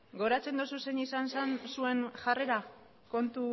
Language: Basque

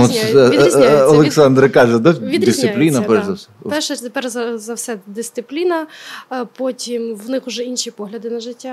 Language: Ukrainian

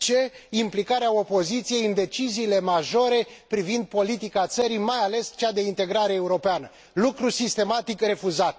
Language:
Romanian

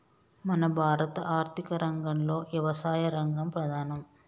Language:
Telugu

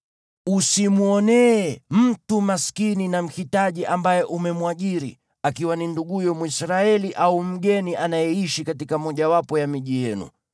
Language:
Swahili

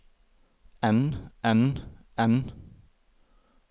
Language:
Norwegian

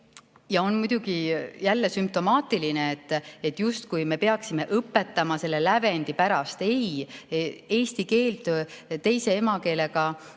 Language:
Estonian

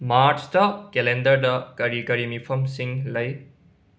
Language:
Manipuri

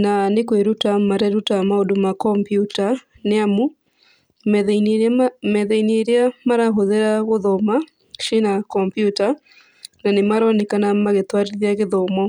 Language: Kikuyu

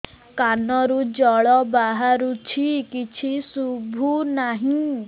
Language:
Odia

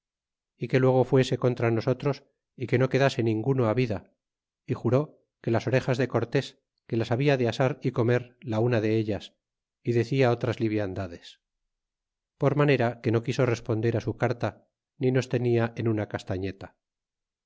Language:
Spanish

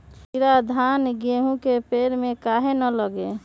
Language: Magahi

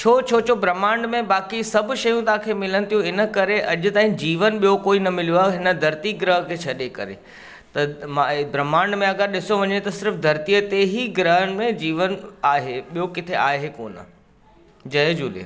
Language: Sindhi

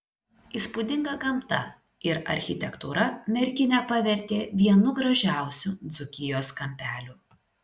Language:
Lithuanian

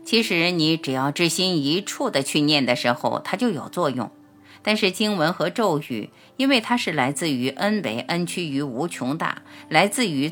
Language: Chinese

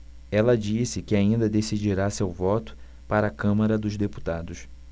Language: Portuguese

